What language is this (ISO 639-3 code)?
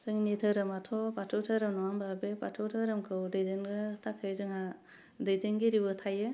brx